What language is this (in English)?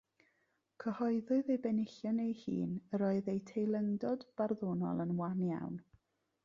Welsh